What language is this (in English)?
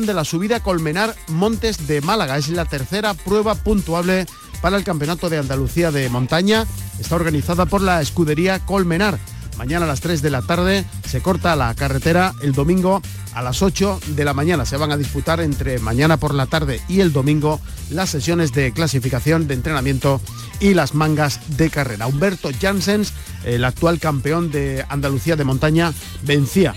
Spanish